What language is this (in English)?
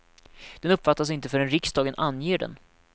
Swedish